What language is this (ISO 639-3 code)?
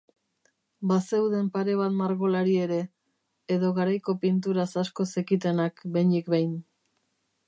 eus